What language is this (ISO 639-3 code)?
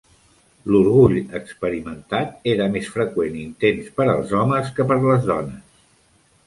cat